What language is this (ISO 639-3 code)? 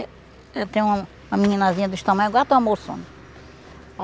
por